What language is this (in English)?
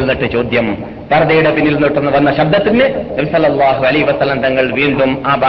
Malayalam